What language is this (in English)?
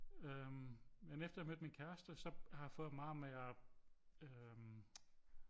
Danish